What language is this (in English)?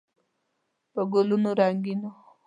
Pashto